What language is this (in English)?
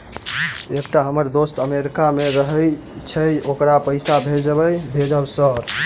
Maithili